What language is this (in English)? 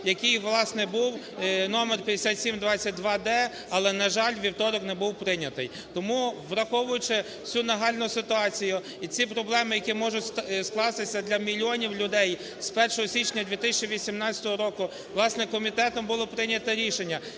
Ukrainian